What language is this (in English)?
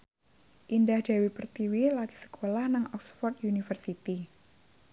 Javanese